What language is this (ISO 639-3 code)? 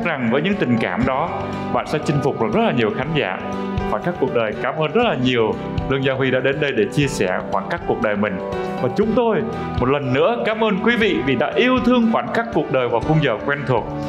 vie